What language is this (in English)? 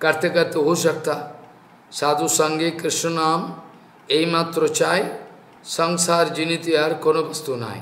Hindi